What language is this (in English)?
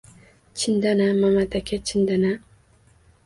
Uzbek